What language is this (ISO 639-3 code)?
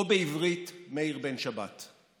heb